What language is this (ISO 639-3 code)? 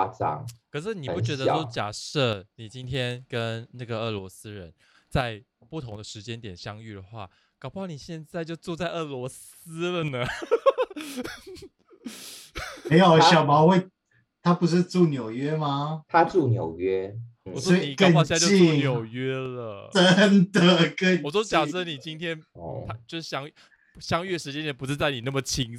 zho